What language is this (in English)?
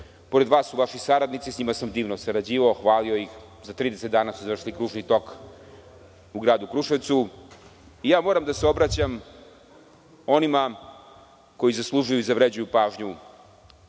Serbian